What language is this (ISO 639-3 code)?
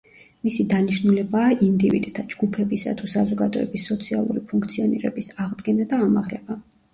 kat